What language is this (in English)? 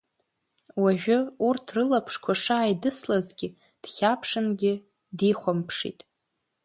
Abkhazian